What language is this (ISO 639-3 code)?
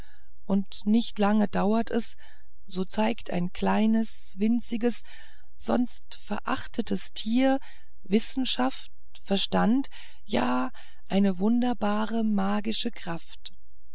deu